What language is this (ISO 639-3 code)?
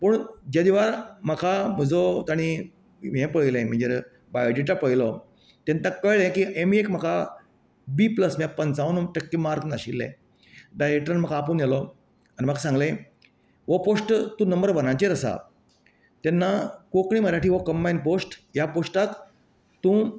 kok